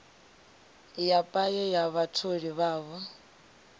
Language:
Venda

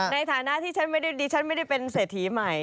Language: Thai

